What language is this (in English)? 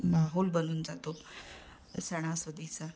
Marathi